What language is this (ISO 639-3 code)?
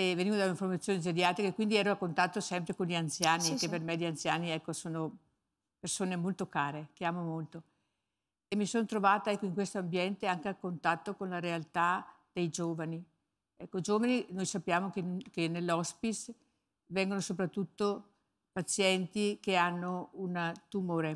ita